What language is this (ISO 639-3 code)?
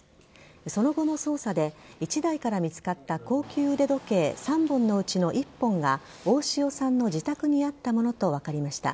jpn